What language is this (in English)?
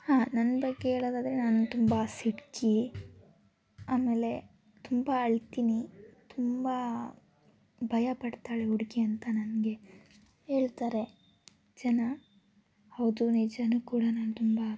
Kannada